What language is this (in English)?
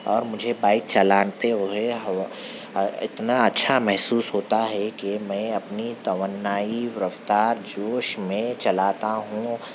Urdu